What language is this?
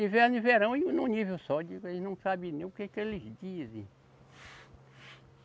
Portuguese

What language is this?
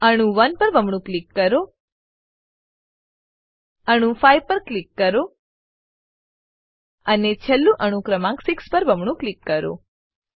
Gujarati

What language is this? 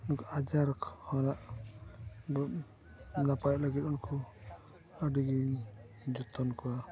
Santali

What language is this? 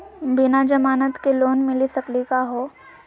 Magahi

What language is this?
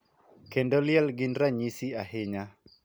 Luo (Kenya and Tanzania)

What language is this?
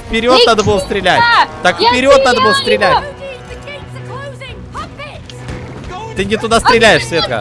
Russian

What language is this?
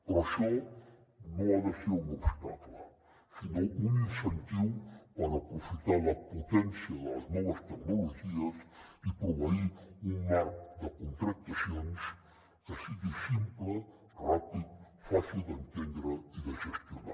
Catalan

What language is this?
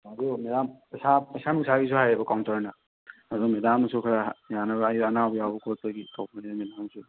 Manipuri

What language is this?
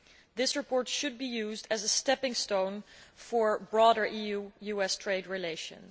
English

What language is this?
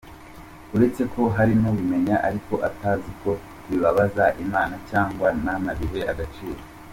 Kinyarwanda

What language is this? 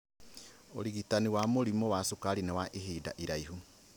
Kikuyu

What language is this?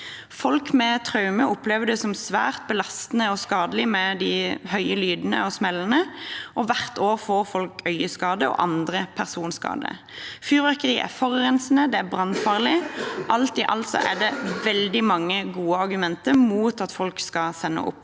Norwegian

